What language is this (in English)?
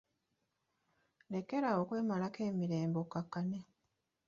Ganda